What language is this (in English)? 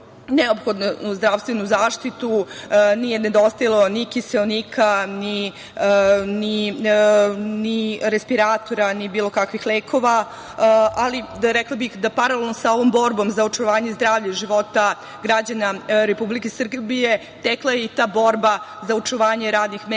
Serbian